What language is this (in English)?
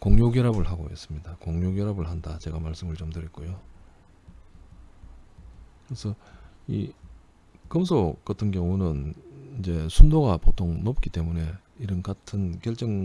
Korean